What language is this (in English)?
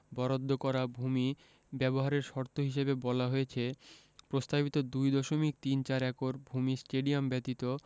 Bangla